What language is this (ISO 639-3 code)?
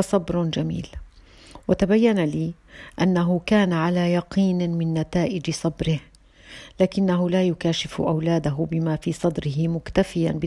ara